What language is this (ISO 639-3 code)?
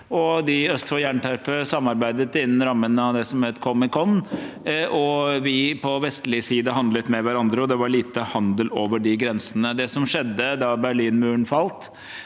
nor